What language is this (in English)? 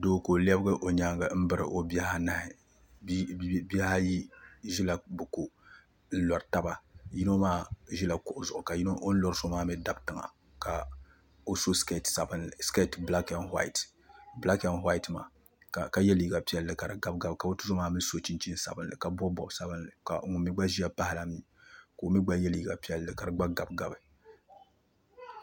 Dagbani